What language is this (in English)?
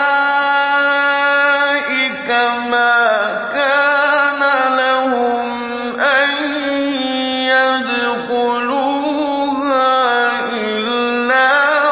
Arabic